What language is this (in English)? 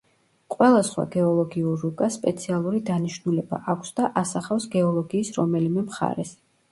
Georgian